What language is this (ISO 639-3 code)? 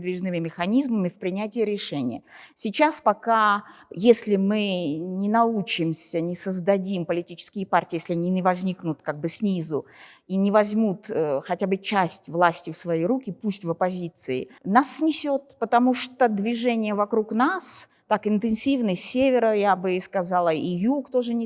rus